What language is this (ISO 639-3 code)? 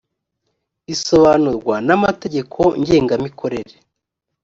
kin